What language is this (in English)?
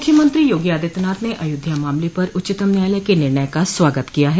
Hindi